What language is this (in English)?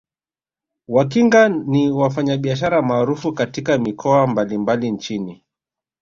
Swahili